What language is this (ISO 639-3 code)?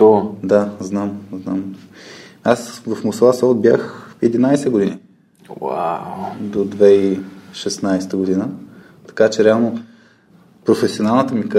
bul